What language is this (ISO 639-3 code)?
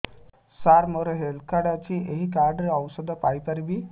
ori